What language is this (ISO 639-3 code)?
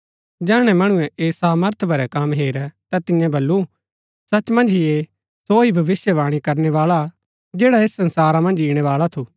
gbk